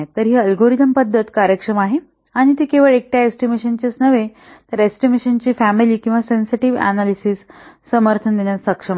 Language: Marathi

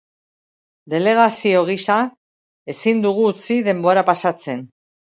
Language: Basque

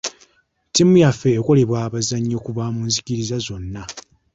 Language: Ganda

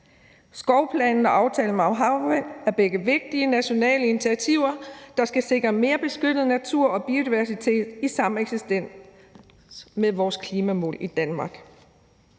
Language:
Danish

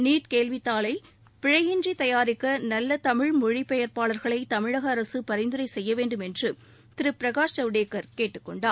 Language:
Tamil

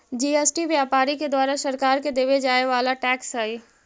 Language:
Magahi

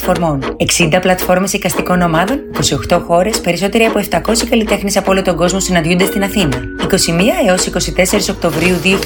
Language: Greek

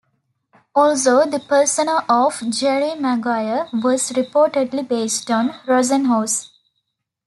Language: English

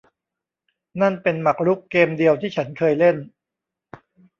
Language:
Thai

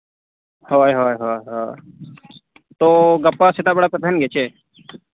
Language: Santali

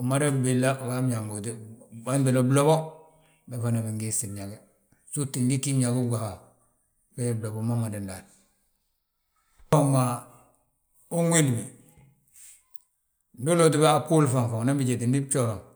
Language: Balanta-Ganja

